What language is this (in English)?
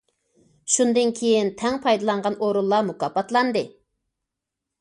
Uyghur